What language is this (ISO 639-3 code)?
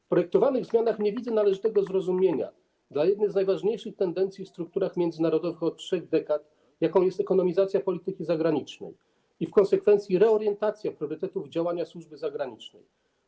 pol